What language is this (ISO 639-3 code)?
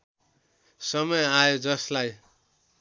nep